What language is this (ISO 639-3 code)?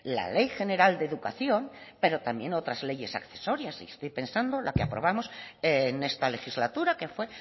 spa